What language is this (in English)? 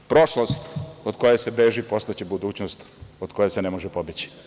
Serbian